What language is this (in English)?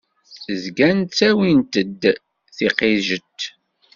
Kabyle